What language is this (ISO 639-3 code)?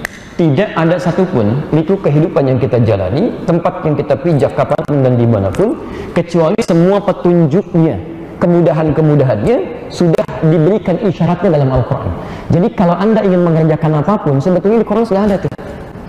ind